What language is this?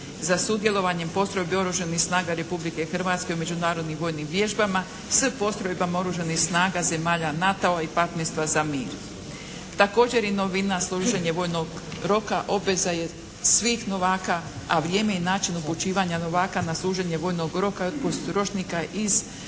Croatian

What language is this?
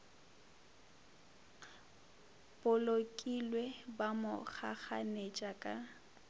Northern Sotho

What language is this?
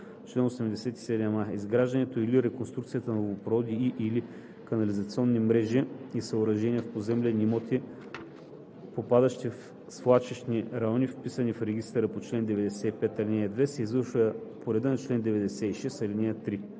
Bulgarian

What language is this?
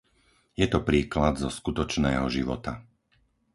Slovak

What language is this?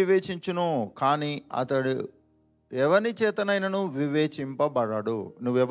Telugu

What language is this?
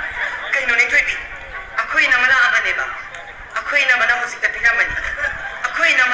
Arabic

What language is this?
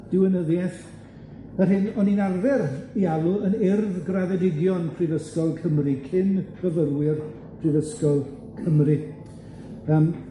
Welsh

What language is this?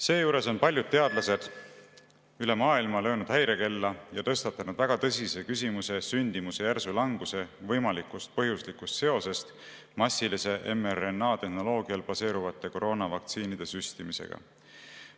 Estonian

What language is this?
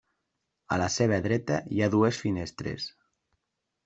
Catalan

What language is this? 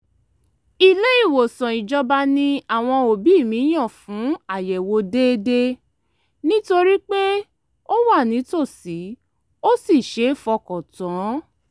Yoruba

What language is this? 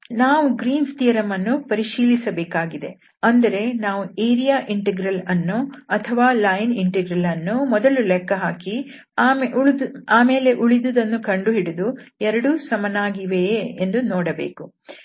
Kannada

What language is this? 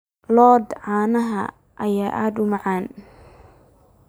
Somali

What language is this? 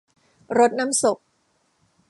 Thai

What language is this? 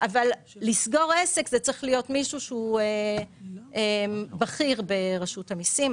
Hebrew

